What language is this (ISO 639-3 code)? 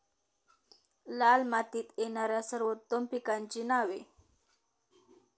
mar